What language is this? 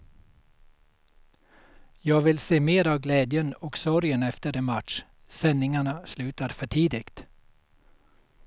Swedish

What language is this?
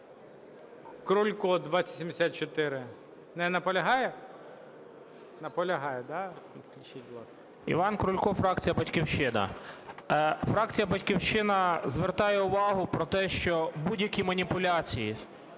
Ukrainian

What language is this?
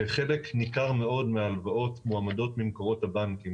Hebrew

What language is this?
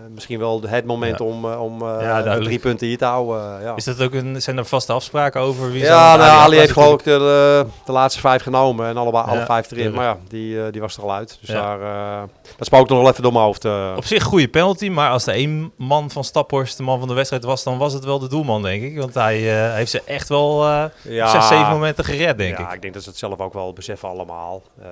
Dutch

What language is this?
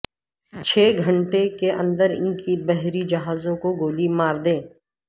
Urdu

